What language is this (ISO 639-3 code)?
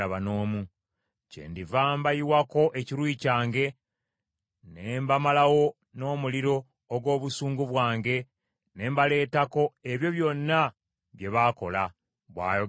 lug